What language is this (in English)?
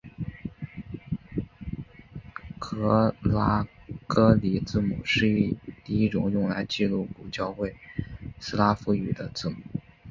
Chinese